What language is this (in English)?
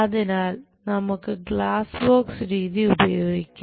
Malayalam